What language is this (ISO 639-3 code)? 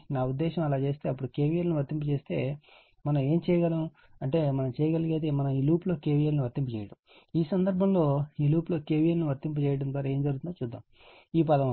tel